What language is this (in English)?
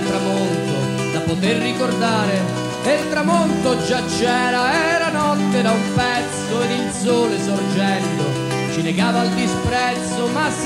Italian